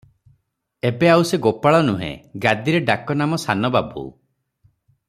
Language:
Odia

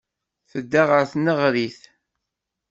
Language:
Kabyle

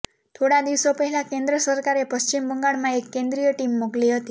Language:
Gujarati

